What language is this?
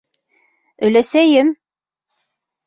Bashkir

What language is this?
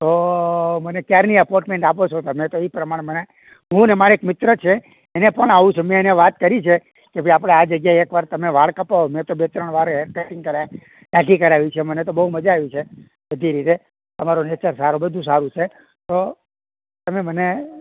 Gujarati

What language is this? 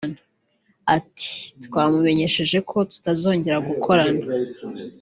Kinyarwanda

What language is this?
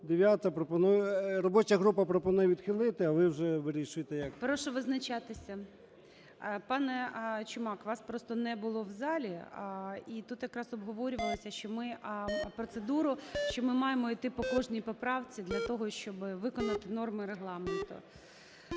Ukrainian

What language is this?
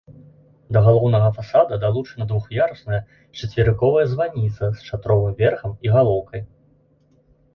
Belarusian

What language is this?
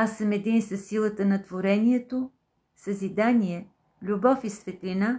Bulgarian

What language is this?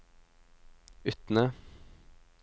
Norwegian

